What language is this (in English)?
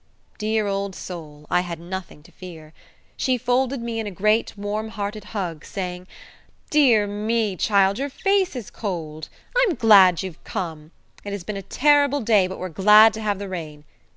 English